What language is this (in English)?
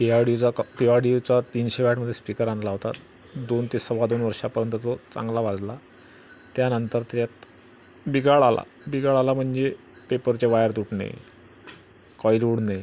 Marathi